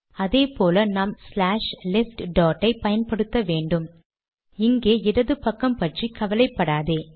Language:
Tamil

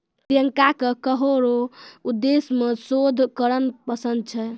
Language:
Maithili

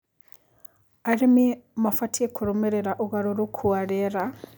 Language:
Kikuyu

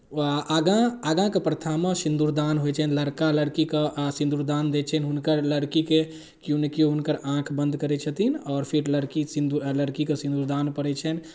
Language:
Maithili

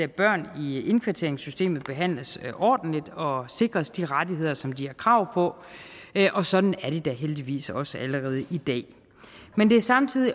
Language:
Danish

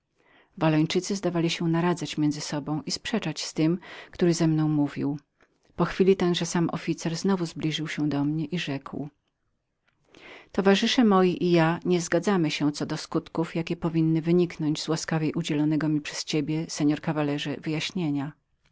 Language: Polish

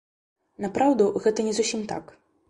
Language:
Belarusian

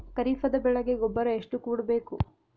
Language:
Kannada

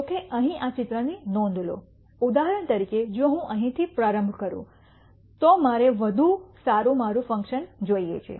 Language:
Gujarati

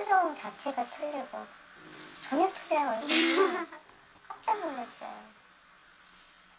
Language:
Korean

